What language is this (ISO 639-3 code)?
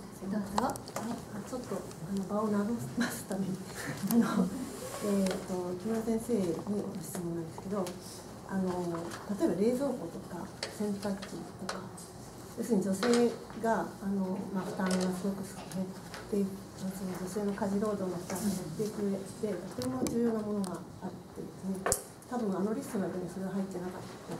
jpn